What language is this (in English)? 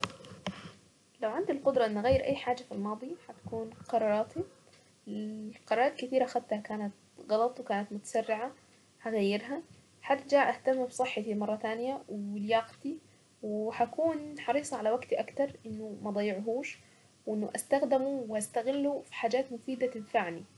Saidi Arabic